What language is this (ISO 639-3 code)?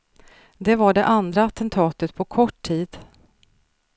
swe